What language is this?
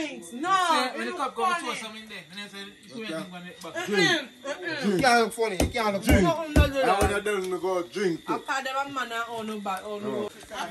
English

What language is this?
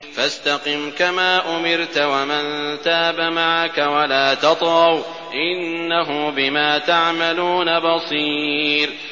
Arabic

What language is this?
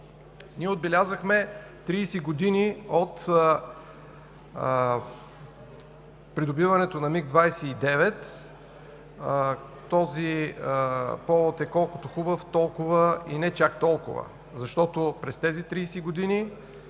Bulgarian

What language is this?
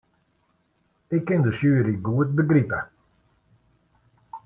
Western Frisian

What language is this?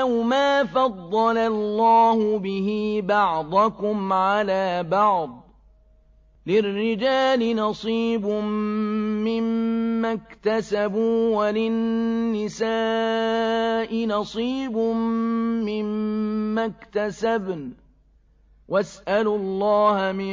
Arabic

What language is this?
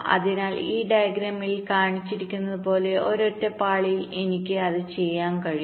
Malayalam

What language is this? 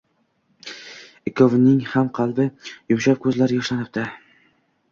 Uzbek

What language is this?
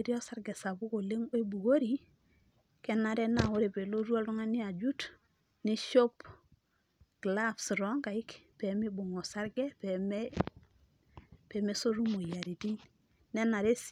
Masai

